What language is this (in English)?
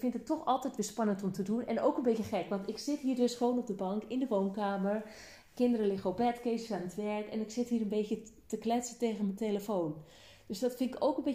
Dutch